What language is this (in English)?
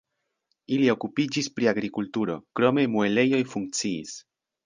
Esperanto